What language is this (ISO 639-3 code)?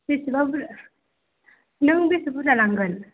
brx